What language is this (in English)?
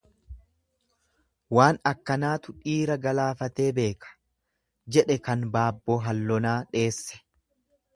Oromo